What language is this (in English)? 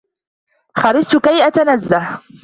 Arabic